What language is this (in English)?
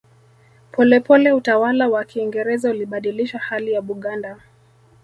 Swahili